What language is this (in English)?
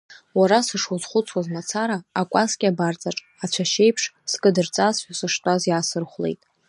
Abkhazian